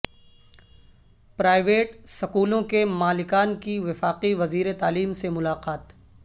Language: Urdu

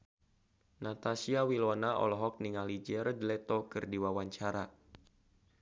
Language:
Sundanese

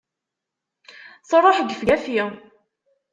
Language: Kabyle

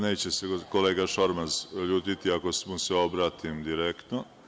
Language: Serbian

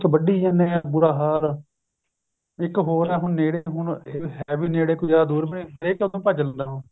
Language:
Punjabi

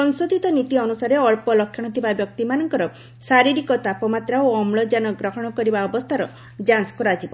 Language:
Odia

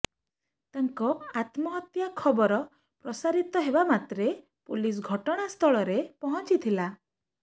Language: Odia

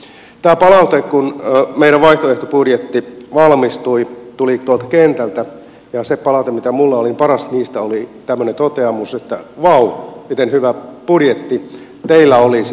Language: Finnish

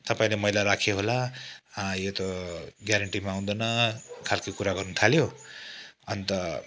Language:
Nepali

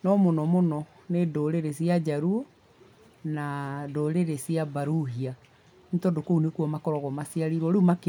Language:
Kikuyu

